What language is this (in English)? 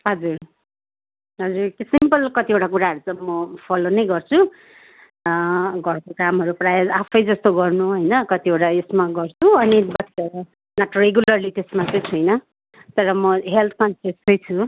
Nepali